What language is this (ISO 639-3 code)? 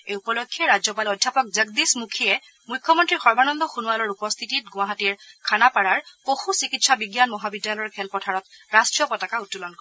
asm